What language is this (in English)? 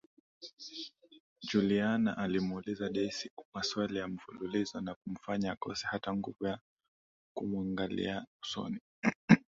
Swahili